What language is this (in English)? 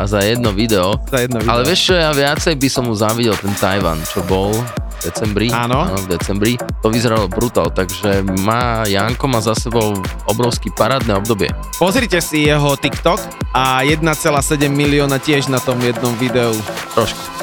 Slovak